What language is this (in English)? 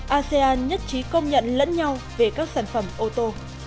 Vietnamese